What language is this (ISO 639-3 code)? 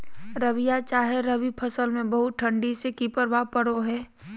mag